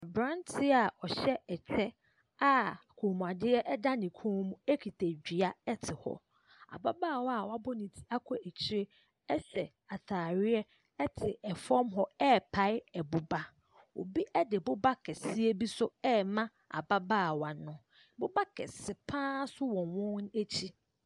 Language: Akan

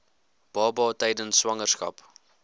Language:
Afrikaans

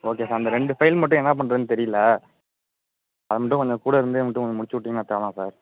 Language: Tamil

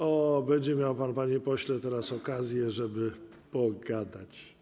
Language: Polish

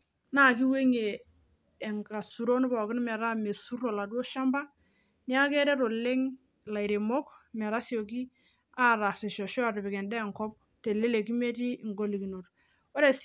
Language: Masai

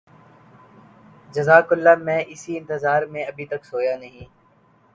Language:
Urdu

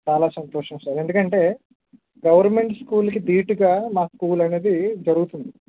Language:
Telugu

